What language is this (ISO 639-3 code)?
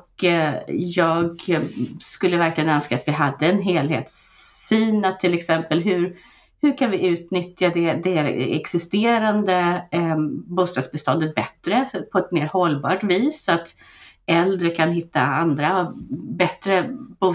swe